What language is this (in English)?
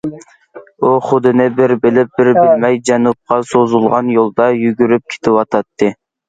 Uyghur